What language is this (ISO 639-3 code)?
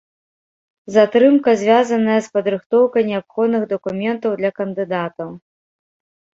bel